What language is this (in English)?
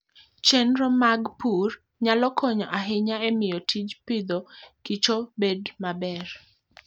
Luo (Kenya and Tanzania)